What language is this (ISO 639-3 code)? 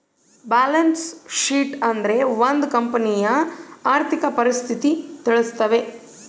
kan